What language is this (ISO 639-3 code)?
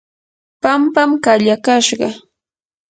qur